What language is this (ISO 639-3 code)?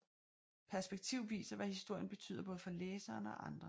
dan